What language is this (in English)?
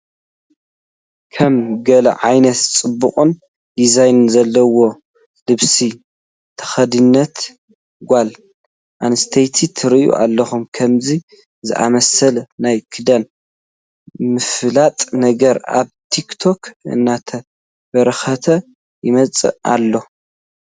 Tigrinya